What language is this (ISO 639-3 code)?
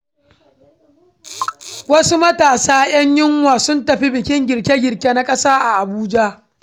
hau